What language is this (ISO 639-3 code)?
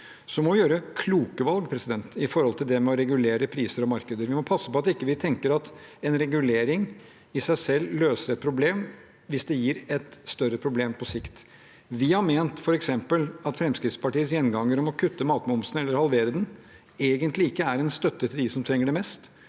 nor